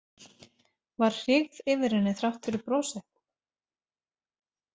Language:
Icelandic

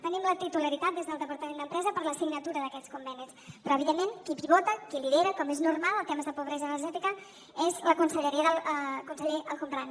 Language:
Catalan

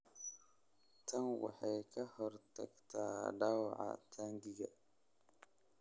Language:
Somali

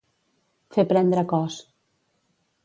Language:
Catalan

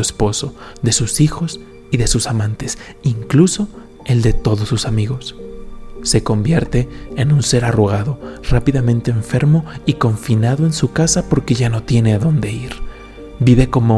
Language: Spanish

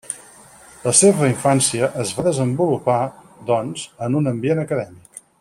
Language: Catalan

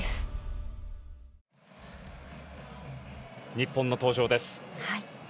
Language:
Japanese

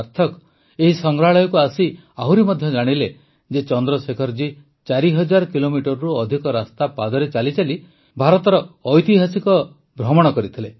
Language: Odia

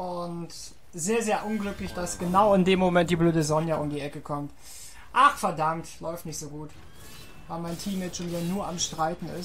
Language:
German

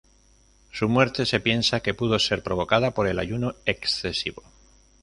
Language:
Spanish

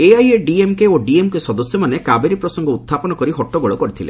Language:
Odia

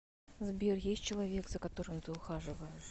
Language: Russian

